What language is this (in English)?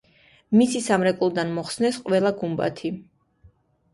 Georgian